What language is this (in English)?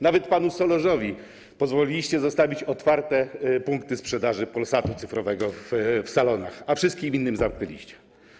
Polish